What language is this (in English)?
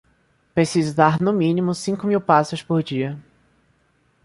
Portuguese